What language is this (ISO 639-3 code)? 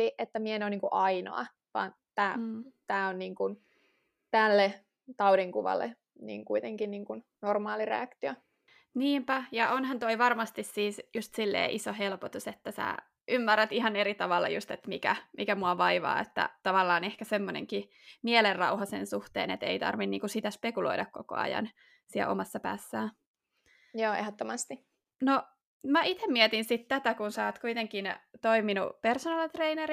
fin